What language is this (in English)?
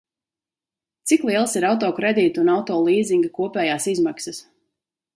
Latvian